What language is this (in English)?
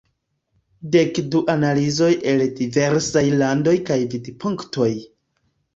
Esperanto